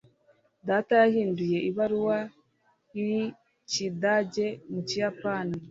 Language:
Kinyarwanda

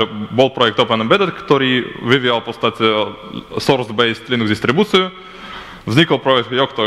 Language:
Ukrainian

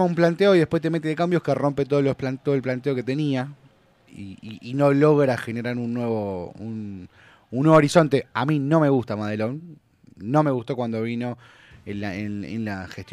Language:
Spanish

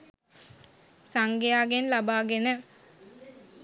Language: Sinhala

